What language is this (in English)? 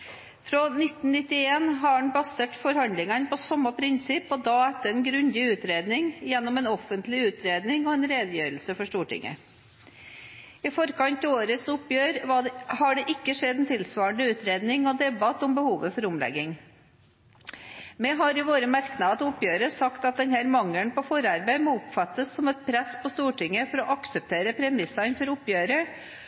Norwegian Bokmål